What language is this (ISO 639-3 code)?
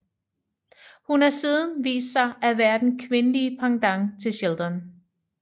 dan